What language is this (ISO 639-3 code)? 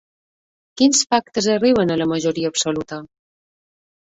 cat